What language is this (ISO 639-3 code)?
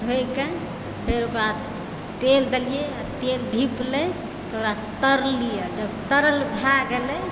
mai